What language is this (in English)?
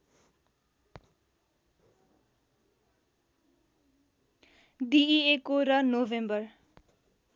Nepali